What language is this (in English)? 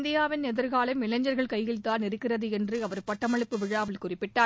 Tamil